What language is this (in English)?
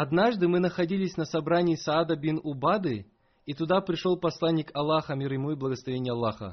Russian